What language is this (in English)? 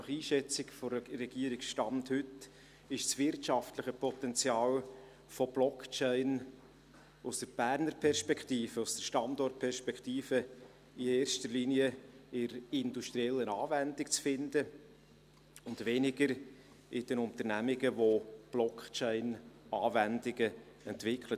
Swiss German